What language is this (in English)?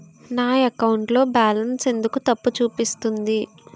Telugu